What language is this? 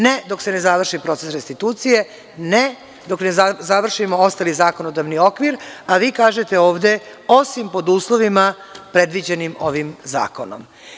Serbian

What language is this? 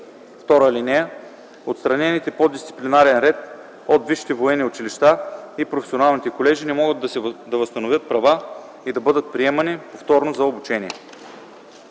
Bulgarian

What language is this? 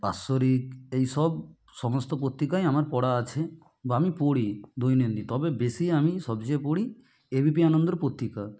Bangla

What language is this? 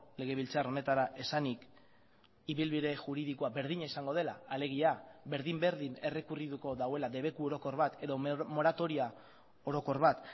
Basque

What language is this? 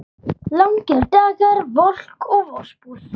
Icelandic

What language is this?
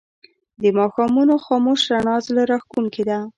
Pashto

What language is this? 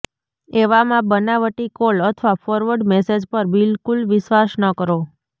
Gujarati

